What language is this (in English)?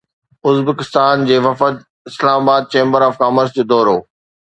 Sindhi